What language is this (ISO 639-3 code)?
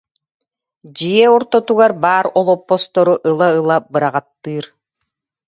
sah